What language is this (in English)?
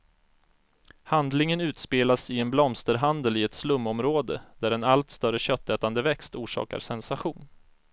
Swedish